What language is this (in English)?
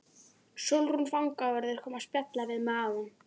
Icelandic